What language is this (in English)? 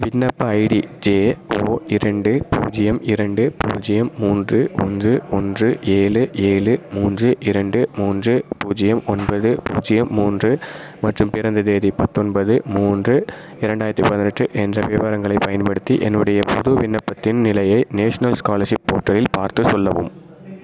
Tamil